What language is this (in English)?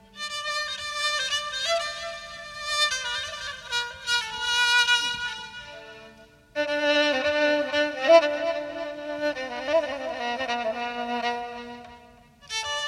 Persian